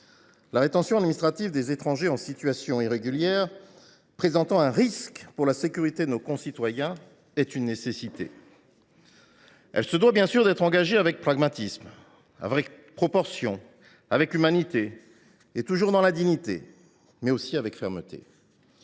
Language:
French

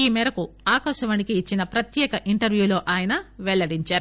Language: Telugu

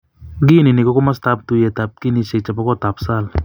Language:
Kalenjin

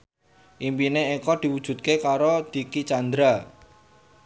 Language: Javanese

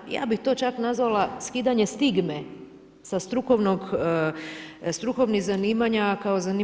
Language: Croatian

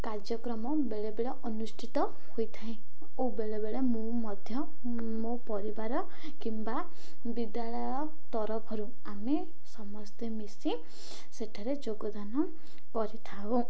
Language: Odia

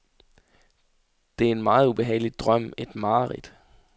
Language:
Danish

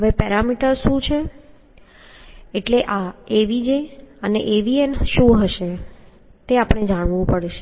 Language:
Gujarati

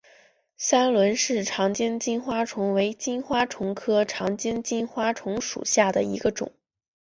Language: Chinese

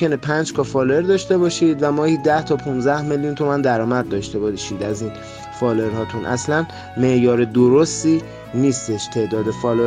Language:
Persian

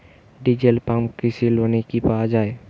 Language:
Bangla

